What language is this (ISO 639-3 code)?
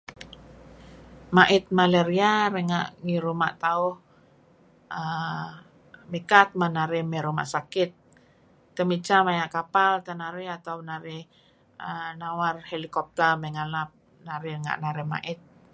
kzi